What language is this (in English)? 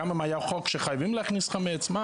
Hebrew